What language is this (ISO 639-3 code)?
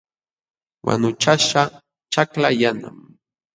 qxw